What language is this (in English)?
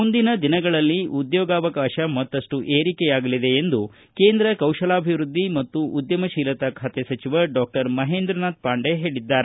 Kannada